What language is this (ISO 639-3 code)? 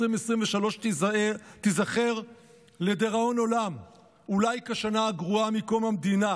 heb